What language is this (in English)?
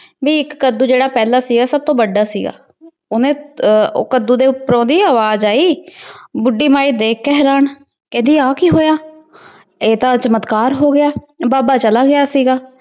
Punjabi